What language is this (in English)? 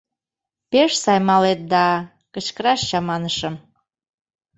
Mari